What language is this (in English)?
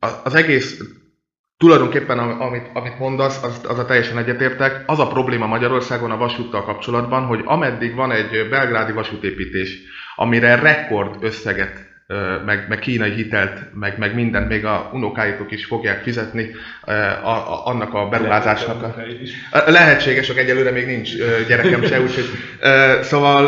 Hungarian